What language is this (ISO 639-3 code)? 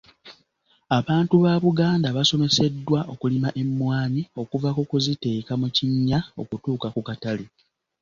lug